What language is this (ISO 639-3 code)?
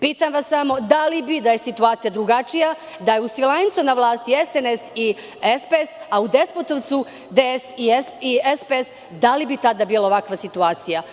srp